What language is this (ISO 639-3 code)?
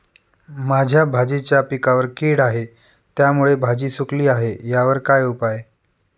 mar